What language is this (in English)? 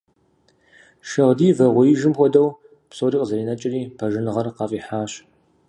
Kabardian